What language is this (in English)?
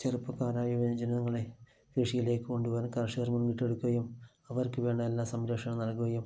Malayalam